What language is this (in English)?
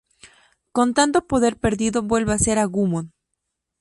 Spanish